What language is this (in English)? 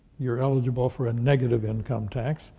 English